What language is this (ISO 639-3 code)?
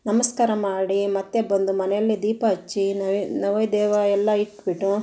kan